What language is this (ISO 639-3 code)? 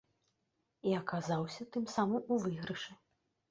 bel